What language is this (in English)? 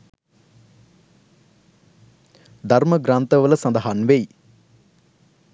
Sinhala